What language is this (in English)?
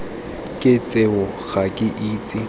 Tswana